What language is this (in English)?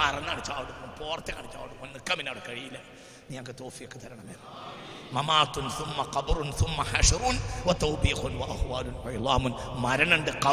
Malayalam